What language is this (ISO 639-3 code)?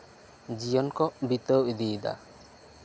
sat